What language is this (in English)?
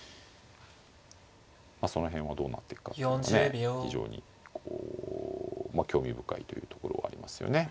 Japanese